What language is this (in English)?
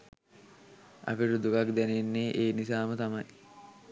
Sinhala